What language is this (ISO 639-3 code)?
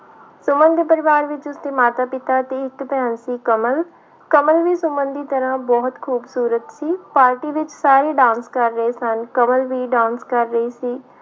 pan